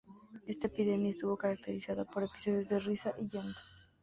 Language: Spanish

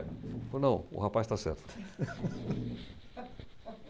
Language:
Portuguese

